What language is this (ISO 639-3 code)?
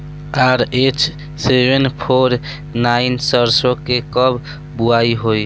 bho